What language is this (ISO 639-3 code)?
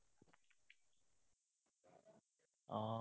asm